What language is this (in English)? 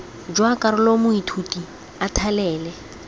Tswana